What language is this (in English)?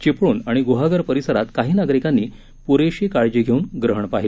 Marathi